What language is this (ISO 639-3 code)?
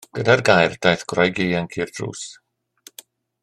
cym